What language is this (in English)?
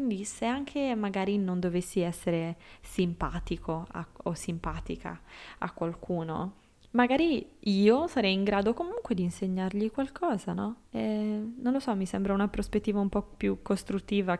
Italian